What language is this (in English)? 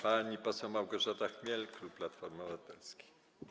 Polish